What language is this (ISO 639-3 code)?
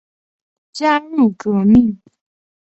zho